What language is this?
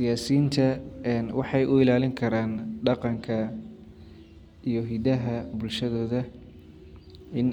Somali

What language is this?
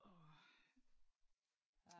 Danish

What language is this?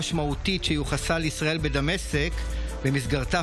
Hebrew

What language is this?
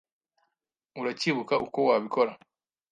Kinyarwanda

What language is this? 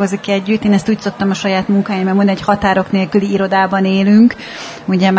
Hungarian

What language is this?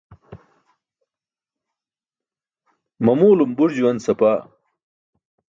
Burushaski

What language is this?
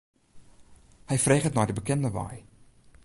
Western Frisian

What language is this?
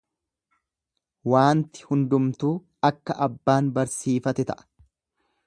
Oromo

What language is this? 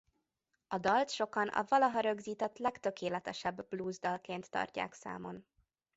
Hungarian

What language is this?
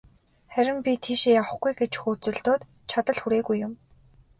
Mongolian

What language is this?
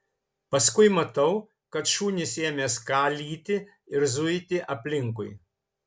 Lithuanian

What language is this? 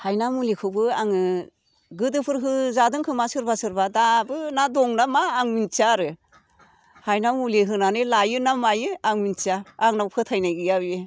Bodo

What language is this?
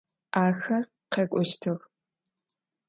Adyghe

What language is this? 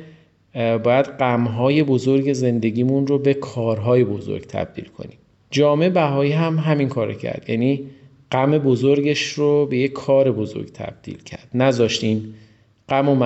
Persian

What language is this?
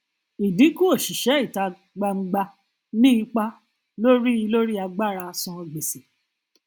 Yoruba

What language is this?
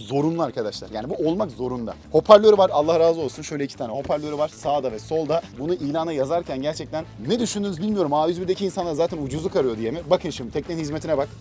Turkish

